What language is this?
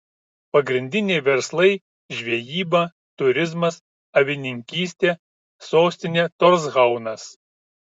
Lithuanian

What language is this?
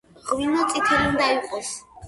Georgian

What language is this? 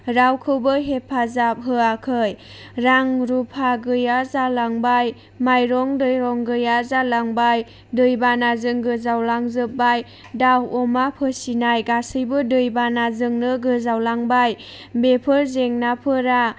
Bodo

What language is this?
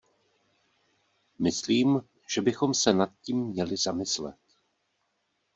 Czech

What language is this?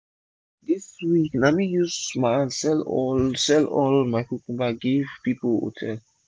Nigerian Pidgin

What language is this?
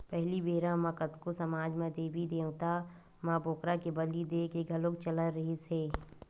Chhattisgarhi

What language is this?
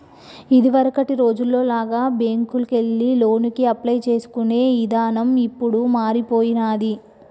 Telugu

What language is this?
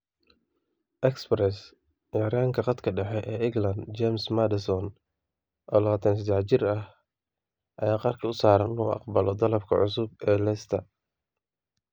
Somali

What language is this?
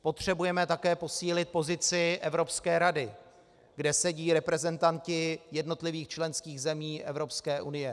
Czech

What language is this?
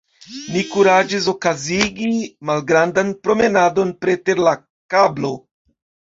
Esperanto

